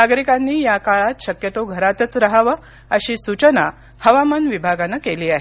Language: Marathi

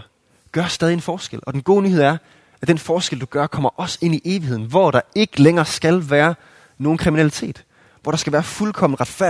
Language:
Danish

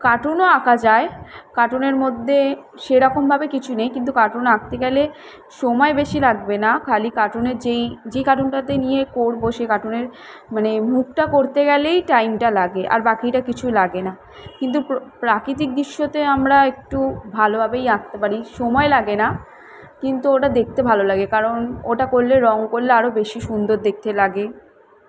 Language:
Bangla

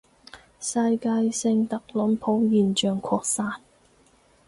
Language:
Cantonese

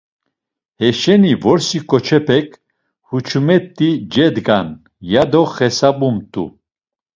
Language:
Laz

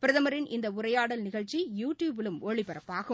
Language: Tamil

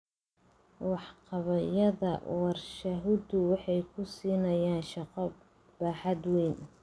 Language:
Somali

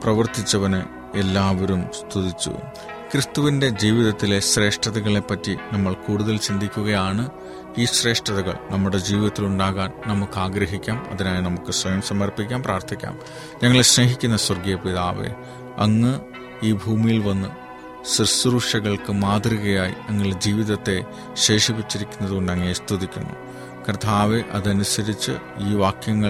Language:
Malayalam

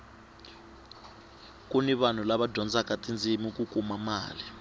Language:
Tsonga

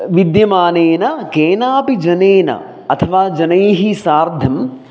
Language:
Sanskrit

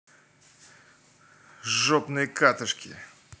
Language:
Russian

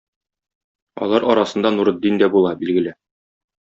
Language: Tatar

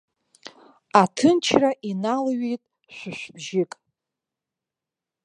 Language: Abkhazian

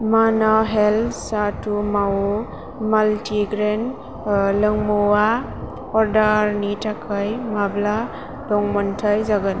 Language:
Bodo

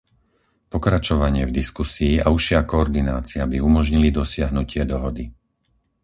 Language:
Slovak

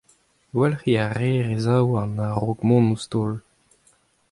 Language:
Breton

